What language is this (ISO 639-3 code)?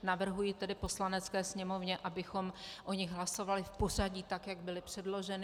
ces